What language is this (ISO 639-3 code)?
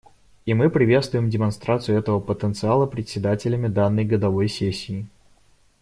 rus